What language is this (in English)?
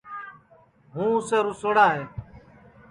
Sansi